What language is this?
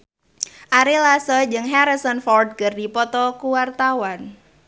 Sundanese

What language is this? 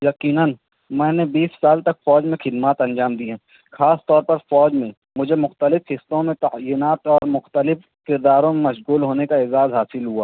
Urdu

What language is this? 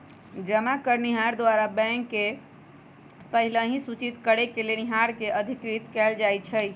Magahi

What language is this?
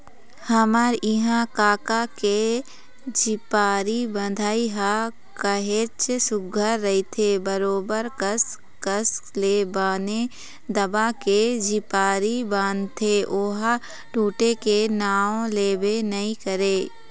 Chhattisgarhi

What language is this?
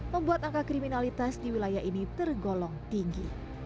Indonesian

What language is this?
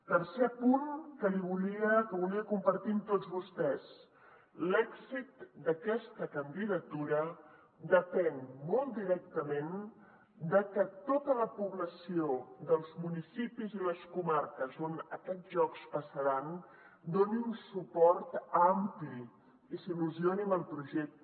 Catalan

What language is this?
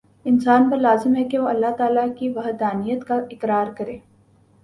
Urdu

